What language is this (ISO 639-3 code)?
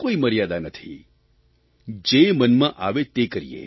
guj